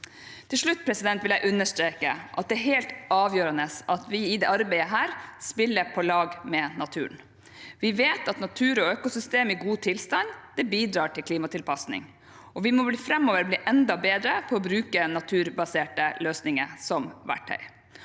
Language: Norwegian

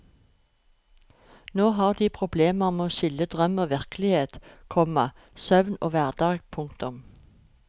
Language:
Norwegian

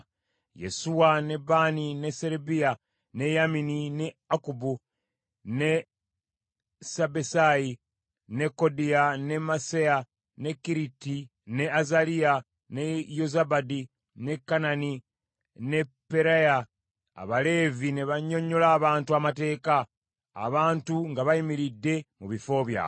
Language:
Ganda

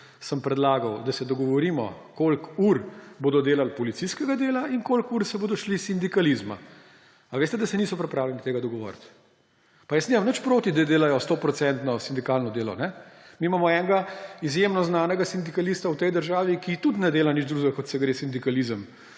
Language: Slovenian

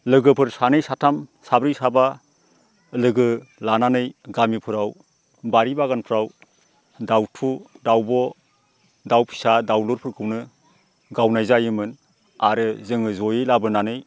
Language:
Bodo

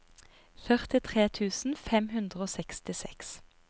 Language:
Norwegian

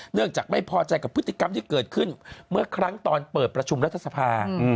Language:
Thai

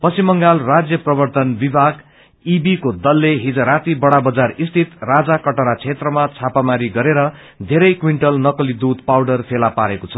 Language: Nepali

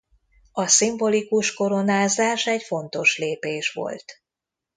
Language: Hungarian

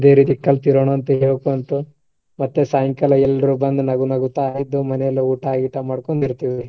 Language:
Kannada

